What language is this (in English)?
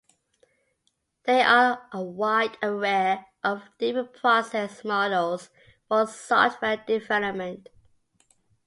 English